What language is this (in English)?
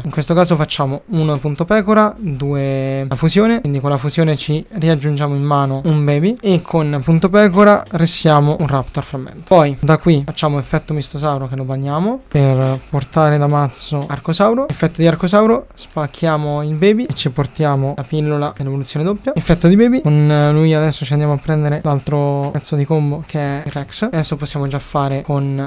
Italian